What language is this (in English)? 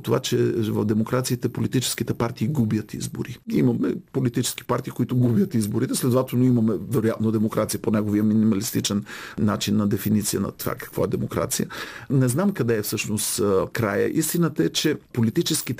Bulgarian